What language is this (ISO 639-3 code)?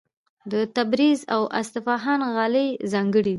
pus